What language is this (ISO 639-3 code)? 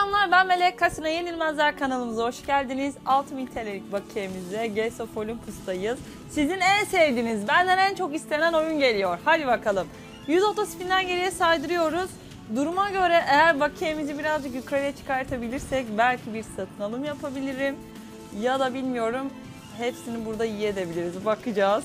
tur